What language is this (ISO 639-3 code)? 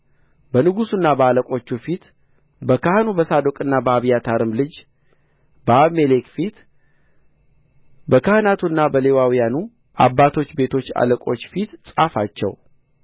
amh